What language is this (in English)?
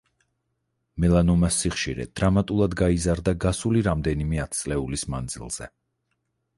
Georgian